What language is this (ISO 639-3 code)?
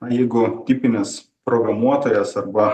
lit